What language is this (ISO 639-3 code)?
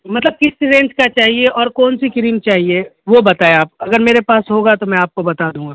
urd